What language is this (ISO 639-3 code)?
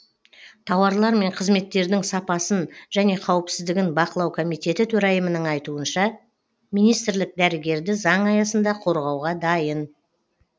kaz